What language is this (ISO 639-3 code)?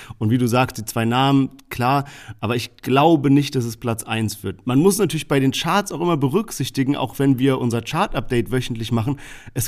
deu